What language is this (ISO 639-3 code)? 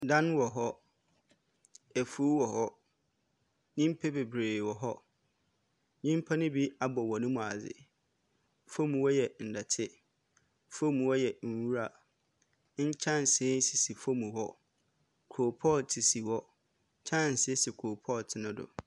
aka